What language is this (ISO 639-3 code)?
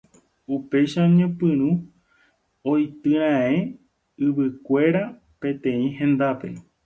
grn